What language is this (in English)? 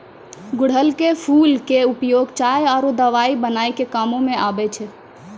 Maithili